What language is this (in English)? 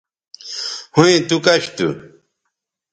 Bateri